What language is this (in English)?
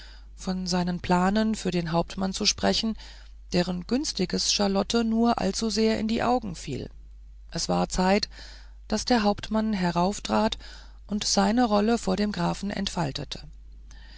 German